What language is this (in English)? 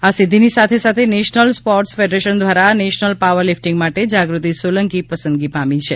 Gujarati